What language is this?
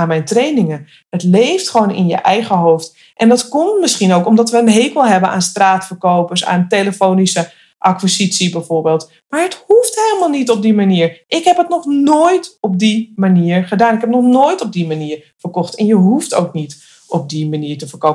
Dutch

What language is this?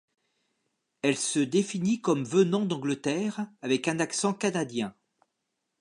French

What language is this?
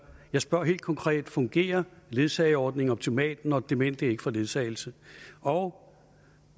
Danish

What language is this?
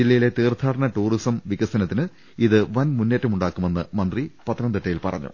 Malayalam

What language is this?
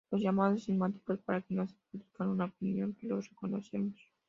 Spanish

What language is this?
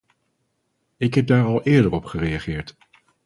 Dutch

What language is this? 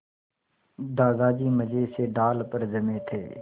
Hindi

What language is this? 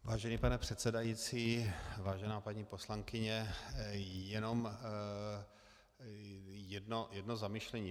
Czech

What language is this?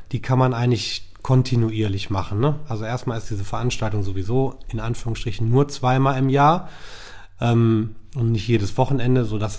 German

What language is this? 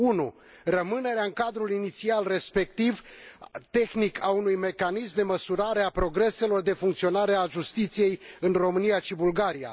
Romanian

